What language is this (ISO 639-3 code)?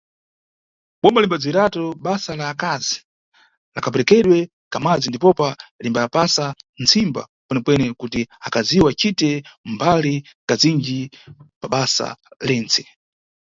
nyu